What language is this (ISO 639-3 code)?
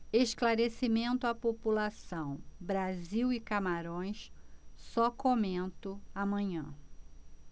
por